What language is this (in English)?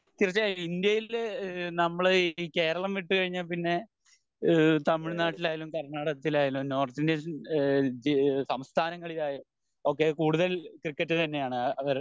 Malayalam